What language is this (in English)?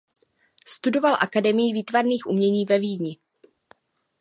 Czech